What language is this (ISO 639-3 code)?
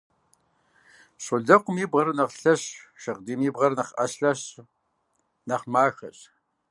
kbd